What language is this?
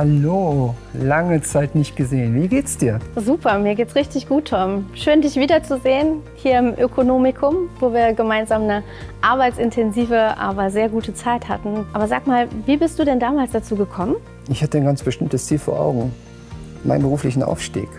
German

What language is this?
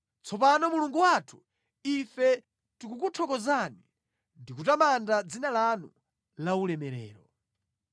Nyanja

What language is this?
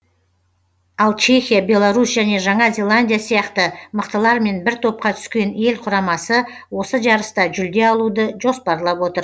Kazakh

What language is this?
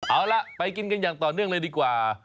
Thai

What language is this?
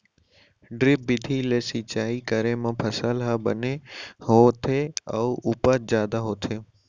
Chhattisgarhi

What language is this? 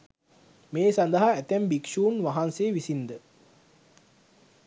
Sinhala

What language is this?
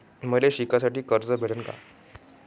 Marathi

